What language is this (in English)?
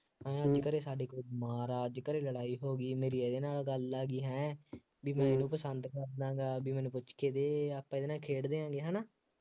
Punjabi